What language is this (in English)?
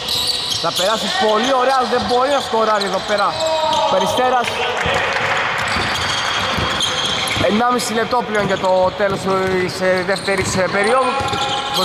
Greek